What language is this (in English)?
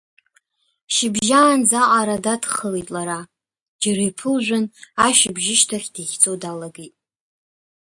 Abkhazian